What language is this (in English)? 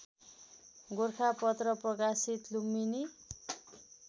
Nepali